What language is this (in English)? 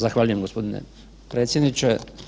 Croatian